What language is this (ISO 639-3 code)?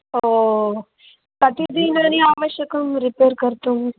san